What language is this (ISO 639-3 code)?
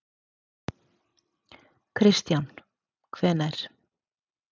isl